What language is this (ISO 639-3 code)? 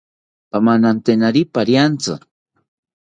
cpy